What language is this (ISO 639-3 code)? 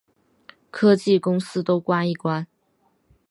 zho